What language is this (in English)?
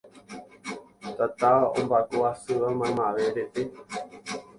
Guarani